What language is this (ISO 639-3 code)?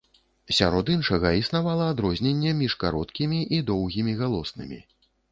bel